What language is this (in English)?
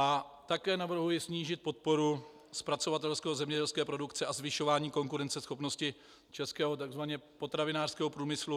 Czech